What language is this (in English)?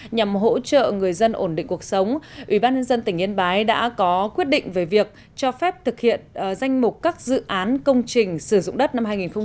Vietnamese